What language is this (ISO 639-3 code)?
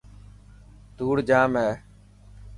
mki